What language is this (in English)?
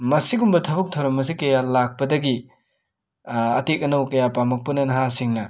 Manipuri